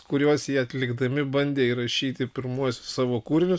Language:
Lithuanian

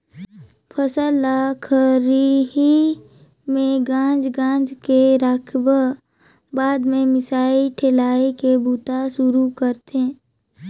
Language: Chhattisgarhi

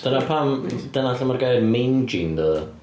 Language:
Welsh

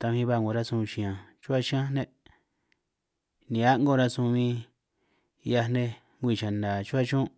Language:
San Martín Itunyoso Triqui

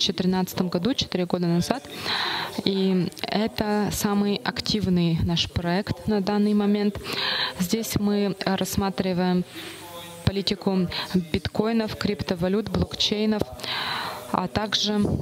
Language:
Russian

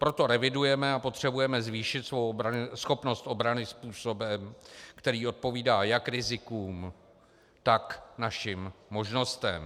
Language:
Czech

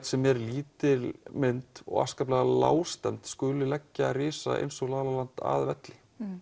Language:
Icelandic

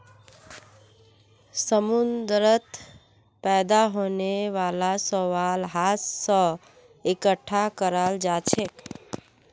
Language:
Magahi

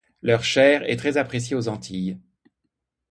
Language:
French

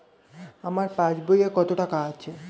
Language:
Bangla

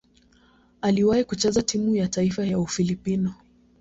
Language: Swahili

